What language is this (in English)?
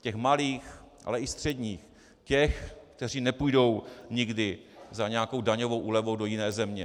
Czech